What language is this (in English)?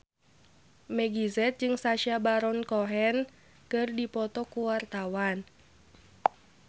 Sundanese